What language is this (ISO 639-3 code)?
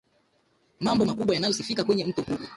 swa